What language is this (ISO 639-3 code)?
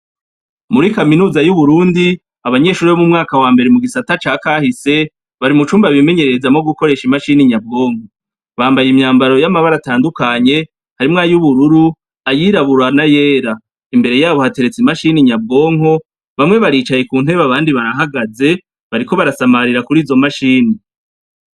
run